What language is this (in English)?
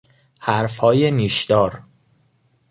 Persian